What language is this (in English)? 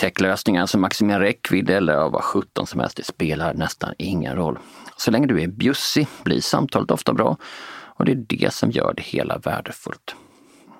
Swedish